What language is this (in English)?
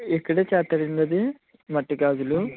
Telugu